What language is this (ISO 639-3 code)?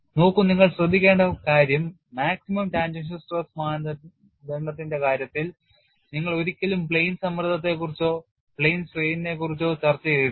mal